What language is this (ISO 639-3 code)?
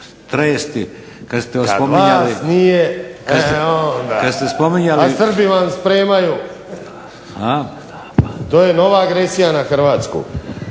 hrv